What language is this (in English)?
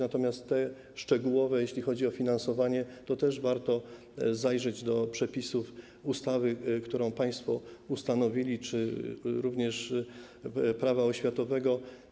Polish